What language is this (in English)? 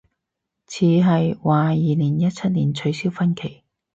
Cantonese